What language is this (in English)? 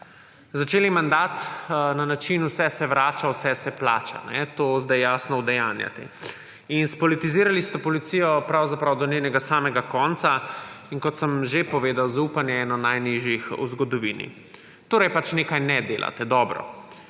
Slovenian